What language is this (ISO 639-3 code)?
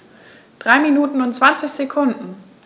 deu